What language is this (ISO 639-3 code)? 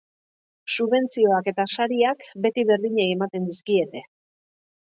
eus